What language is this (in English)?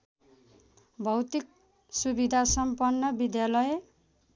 Nepali